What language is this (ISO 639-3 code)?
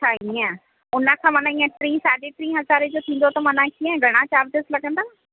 snd